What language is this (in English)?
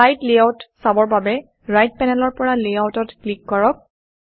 Assamese